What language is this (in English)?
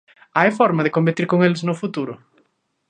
Galician